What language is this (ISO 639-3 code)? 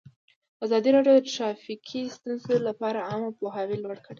pus